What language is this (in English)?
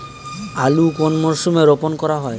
Bangla